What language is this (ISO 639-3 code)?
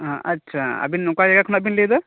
sat